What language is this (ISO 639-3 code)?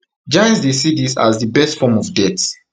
pcm